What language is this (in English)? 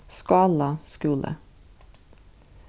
Faroese